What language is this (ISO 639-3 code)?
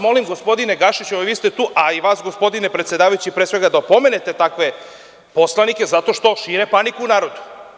srp